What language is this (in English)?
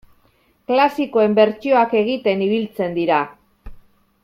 Basque